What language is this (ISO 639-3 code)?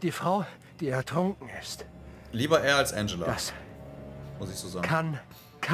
deu